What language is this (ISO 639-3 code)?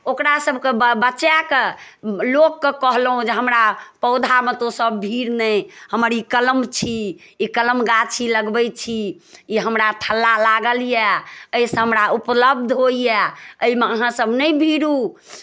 mai